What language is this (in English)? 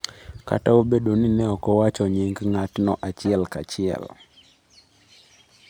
Luo (Kenya and Tanzania)